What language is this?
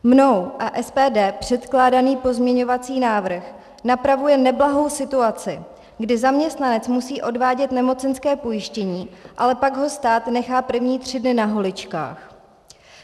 Czech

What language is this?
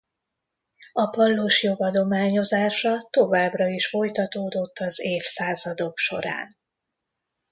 Hungarian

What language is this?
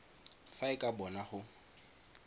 Tswana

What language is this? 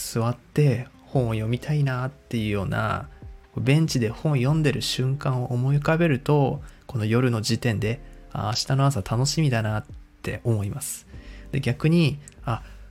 Japanese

